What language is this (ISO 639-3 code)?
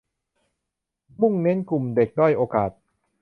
tha